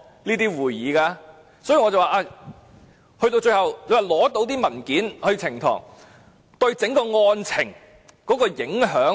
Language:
Cantonese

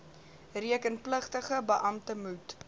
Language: Afrikaans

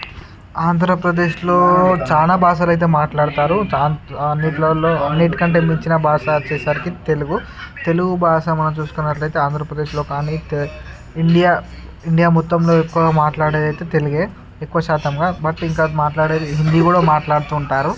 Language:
Telugu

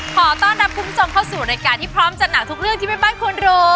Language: Thai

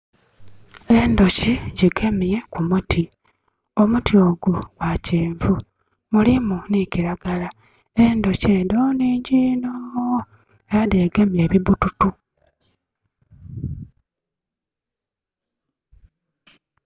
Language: Soga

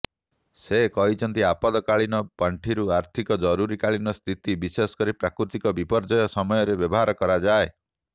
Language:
Odia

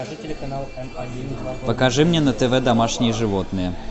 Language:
Russian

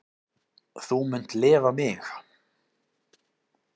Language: Icelandic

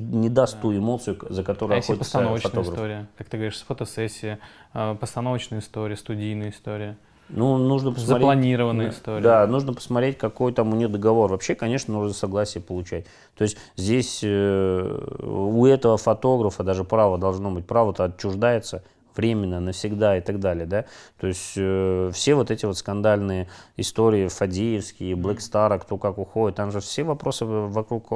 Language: Russian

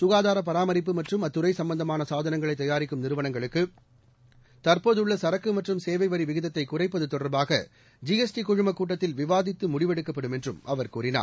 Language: Tamil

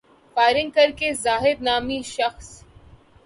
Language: Urdu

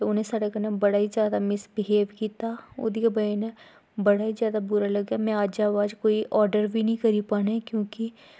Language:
Dogri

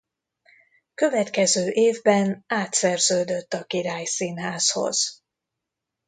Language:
Hungarian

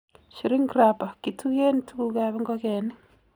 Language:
Kalenjin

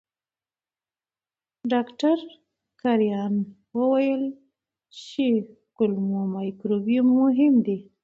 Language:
Pashto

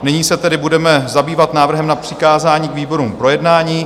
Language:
Czech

